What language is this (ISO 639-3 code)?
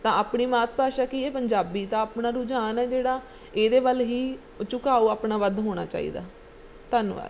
pan